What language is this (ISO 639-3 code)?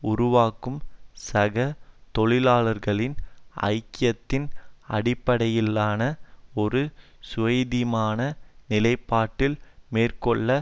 tam